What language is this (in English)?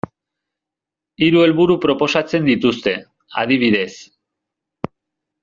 Basque